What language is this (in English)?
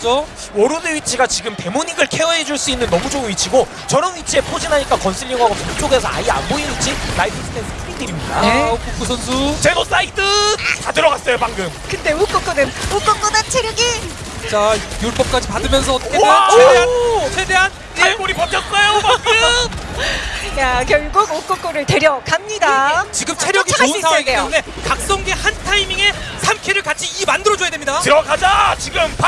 Korean